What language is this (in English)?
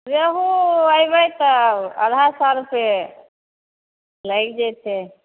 Maithili